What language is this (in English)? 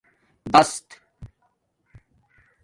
Domaaki